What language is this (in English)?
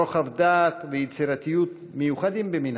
Hebrew